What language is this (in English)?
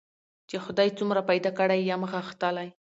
Pashto